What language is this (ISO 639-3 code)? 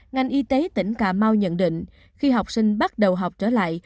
vie